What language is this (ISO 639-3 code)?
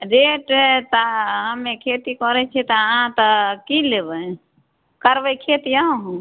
mai